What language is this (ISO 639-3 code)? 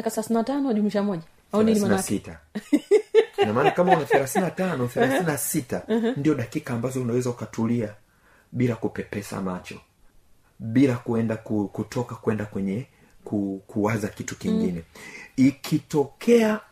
swa